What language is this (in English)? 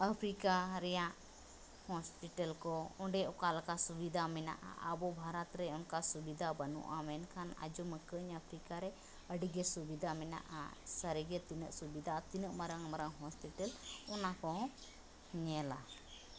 Santali